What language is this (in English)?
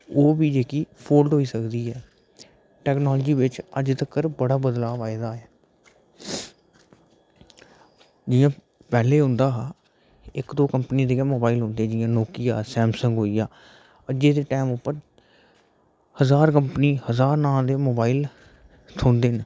Dogri